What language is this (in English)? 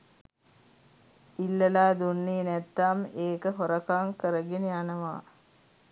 Sinhala